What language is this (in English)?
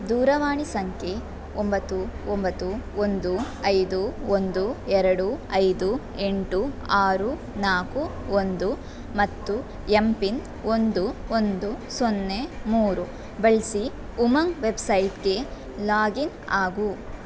Kannada